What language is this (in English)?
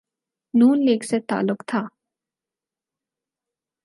Urdu